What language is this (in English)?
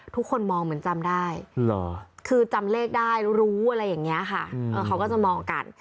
Thai